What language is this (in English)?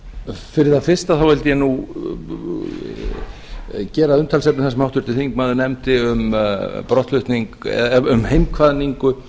Icelandic